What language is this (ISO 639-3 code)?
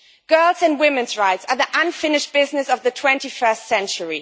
eng